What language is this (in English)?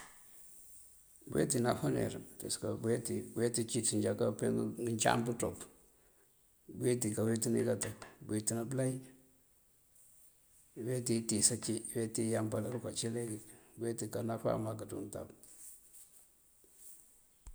Mandjak